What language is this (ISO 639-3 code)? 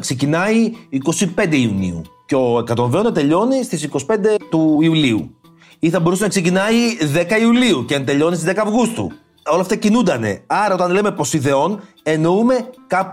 ell